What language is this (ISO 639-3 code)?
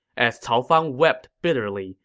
eng